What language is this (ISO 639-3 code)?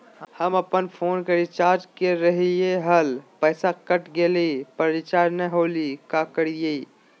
mag